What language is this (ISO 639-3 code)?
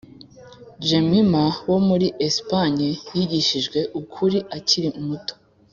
kin